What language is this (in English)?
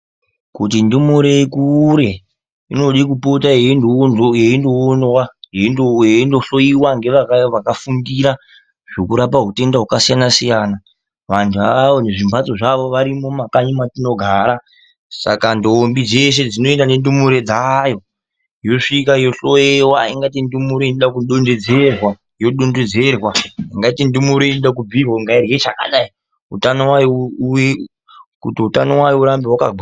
Ndau